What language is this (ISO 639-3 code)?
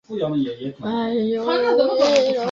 zho